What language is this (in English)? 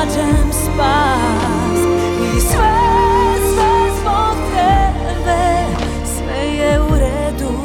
Croatian